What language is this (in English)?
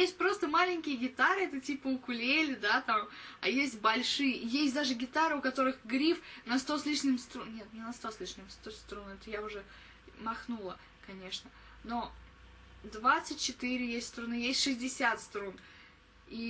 Russian